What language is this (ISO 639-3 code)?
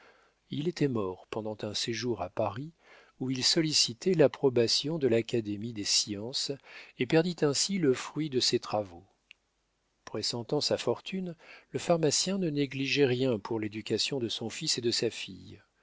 fra